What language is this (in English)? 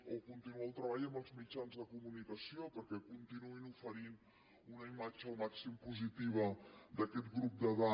Catalan